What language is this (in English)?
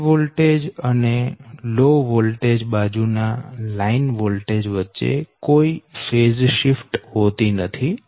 Gujarati